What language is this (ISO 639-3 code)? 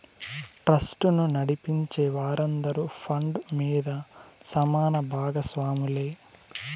tel